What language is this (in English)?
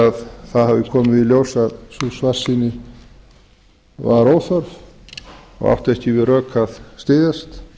Icelandic